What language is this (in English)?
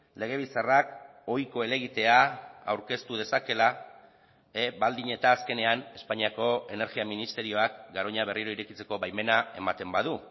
Basque